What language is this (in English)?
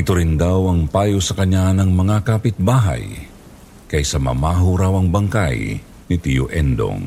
Filipino